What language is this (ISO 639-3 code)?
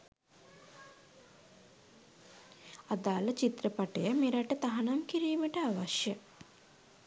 sin